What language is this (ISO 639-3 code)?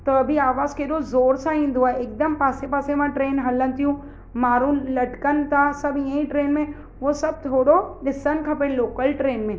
snd